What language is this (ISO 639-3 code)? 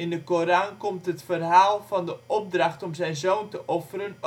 nld